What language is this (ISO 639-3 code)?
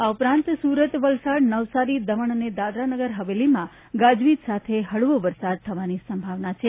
guj